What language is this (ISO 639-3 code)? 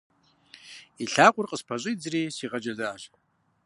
kbd